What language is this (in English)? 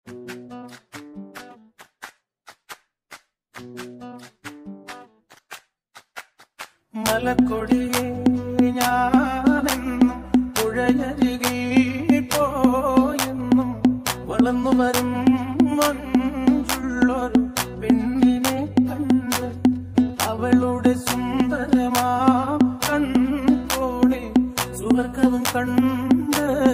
Arabic